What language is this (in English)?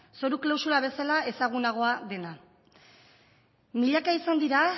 Basque